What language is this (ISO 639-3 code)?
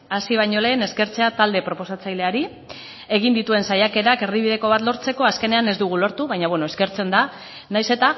eus